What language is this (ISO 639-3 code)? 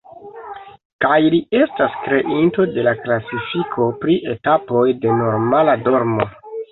epo